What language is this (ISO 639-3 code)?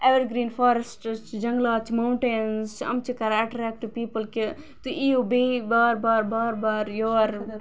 kas